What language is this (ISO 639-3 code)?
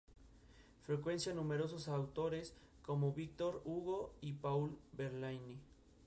spa